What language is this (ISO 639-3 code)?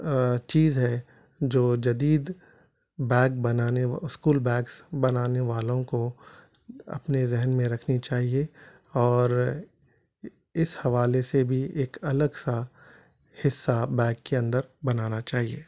urd